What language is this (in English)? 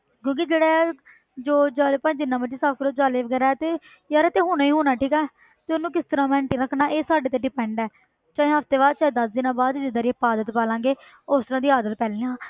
Punjabi